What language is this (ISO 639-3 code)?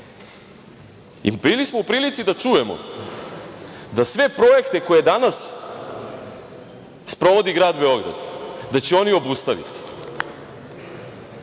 srp